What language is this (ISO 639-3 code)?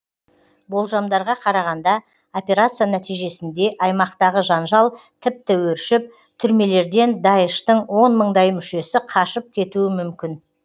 kaz